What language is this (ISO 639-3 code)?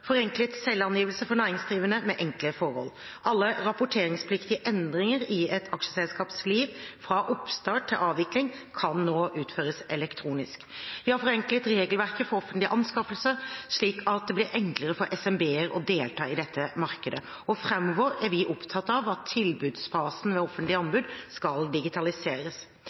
nob